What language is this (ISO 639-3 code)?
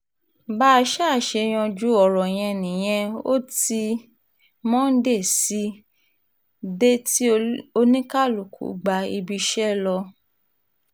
yor